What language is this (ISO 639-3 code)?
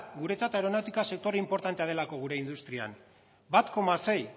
eus